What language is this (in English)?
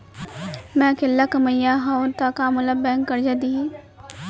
Chhattisgarhi